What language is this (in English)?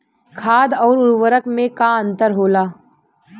Bhojpuri